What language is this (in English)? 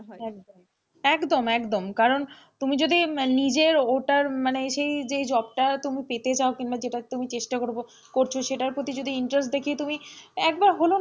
Bangla